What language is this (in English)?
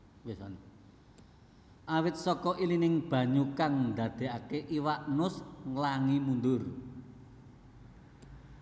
Javanese